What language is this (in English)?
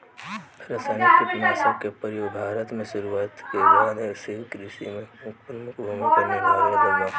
Bhojpuri